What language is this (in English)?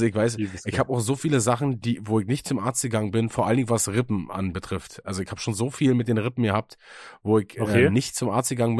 German